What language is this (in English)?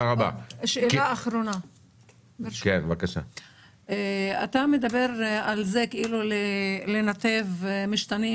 Hebrew